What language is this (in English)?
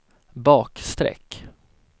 Swedish